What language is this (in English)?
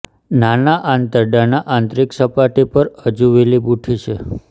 Gujarati